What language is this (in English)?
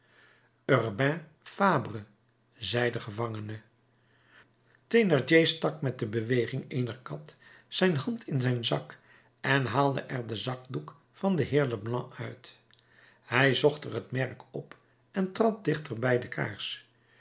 Dutch